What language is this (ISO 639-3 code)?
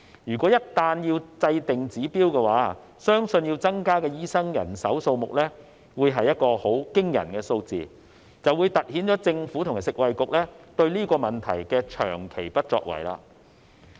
yue